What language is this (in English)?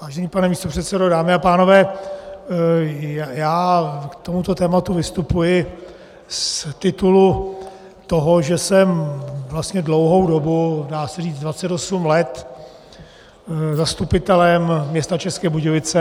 Czech